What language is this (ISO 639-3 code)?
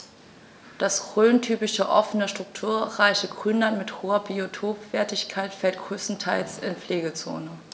deu